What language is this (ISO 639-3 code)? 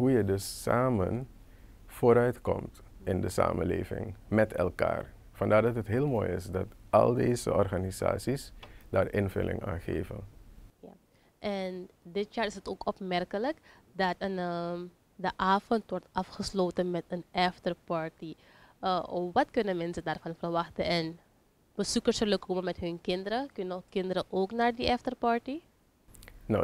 nld